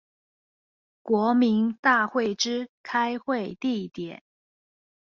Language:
Chinese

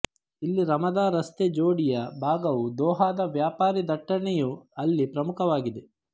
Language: Kannada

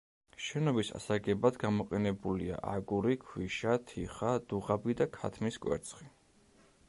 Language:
Georgian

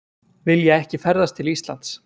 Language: Icelandic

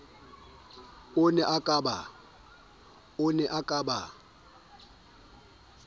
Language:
Southern Sotho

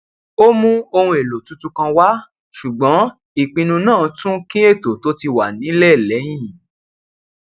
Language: Yoruba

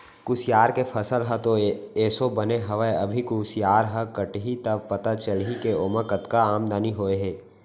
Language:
Chhattisgarhi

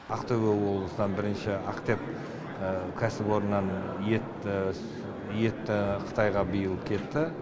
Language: Kazakh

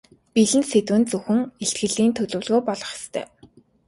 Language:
Mongolian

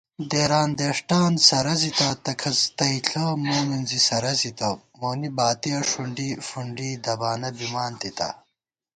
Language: Gawar-Bati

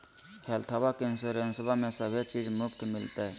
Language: Magahi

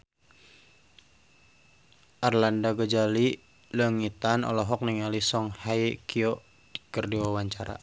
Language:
Sundanese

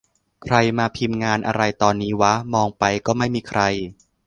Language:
Thai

